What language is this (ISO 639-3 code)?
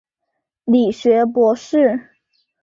zho